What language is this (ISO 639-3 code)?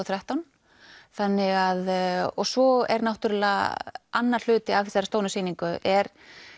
isl